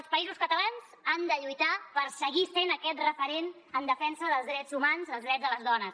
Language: Catalan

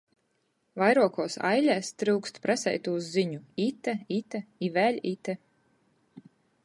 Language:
Latgalian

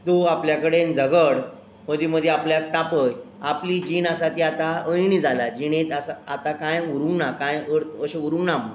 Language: Konkani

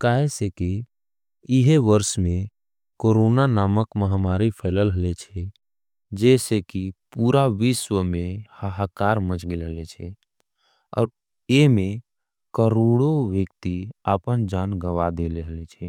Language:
Angika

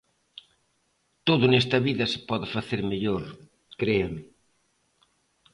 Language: Galician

